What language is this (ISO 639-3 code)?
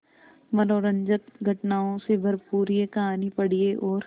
hin